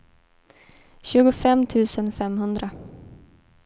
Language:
Swedish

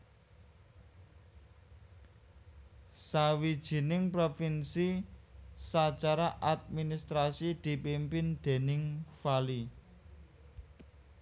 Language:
Javanese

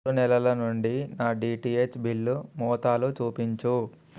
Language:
Telugu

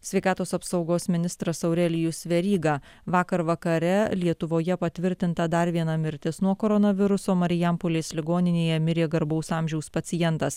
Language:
Lithuanian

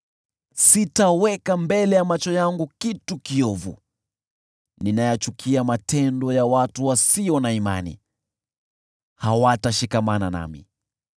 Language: Swahili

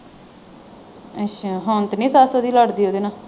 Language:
Punjabi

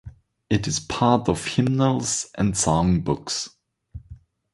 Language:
English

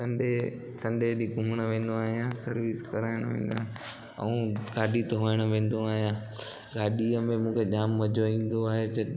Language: Sindhi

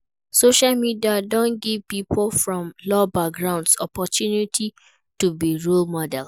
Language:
Nigerian Pidgin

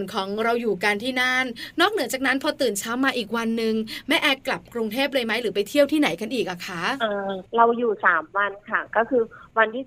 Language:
Thai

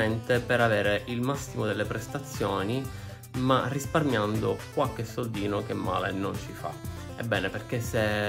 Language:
Italian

